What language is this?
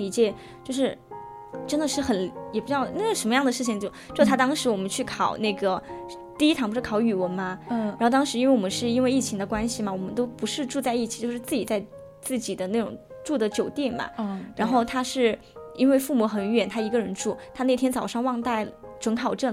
Chinese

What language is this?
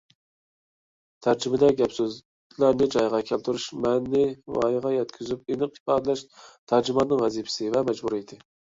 Uyghur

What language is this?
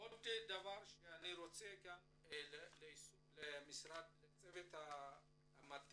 Hebrew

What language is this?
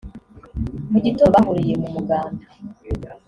Kinyarwanda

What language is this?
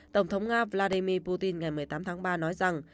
Vietnamese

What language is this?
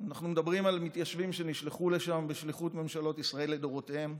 Hebrew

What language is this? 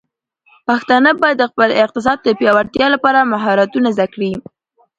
Pashto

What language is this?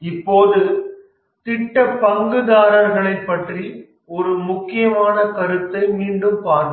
Tamil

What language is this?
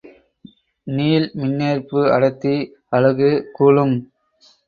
Tamil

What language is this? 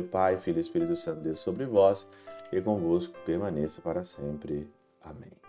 Portuguese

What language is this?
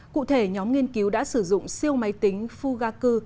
Vietnamese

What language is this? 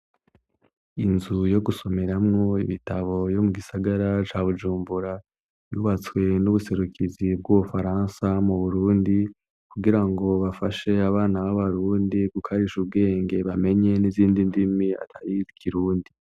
Rundi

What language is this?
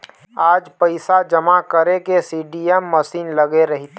Chhattisgarhi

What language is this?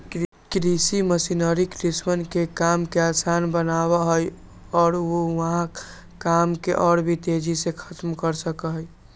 Magahi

